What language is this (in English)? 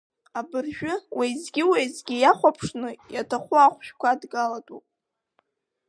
Abkhazian